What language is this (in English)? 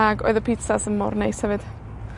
Welsh